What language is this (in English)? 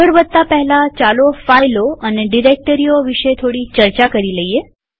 Gujarati